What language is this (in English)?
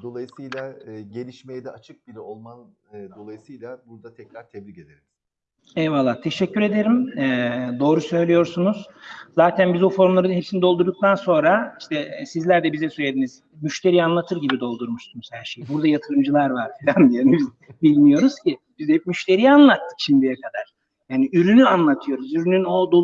Turkish